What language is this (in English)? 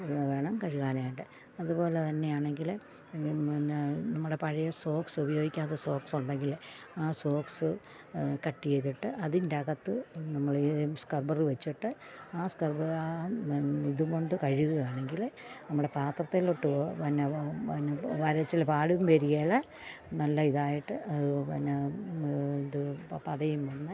Malayalam